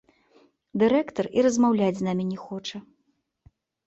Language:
Belarusian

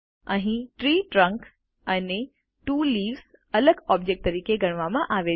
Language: Gujarati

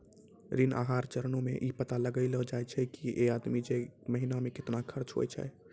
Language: Maithili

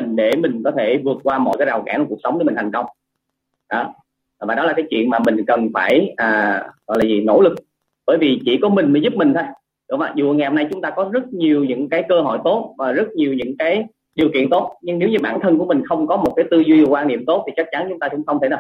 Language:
Vietnamese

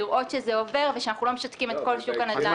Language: Hebrew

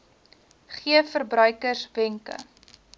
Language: Afrikaans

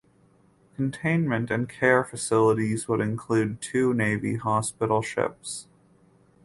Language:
English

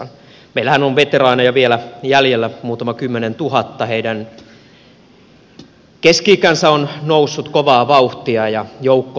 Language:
Finnish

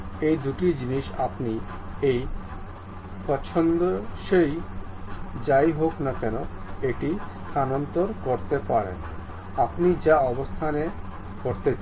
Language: Bangla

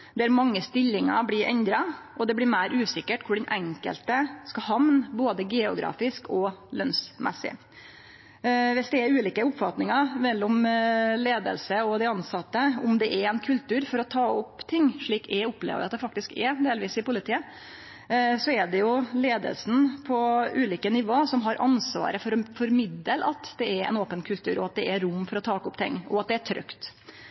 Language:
Norwegian Nynorsk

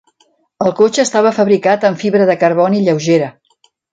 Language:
Catalan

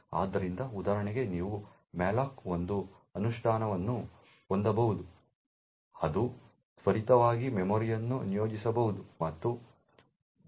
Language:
Kannada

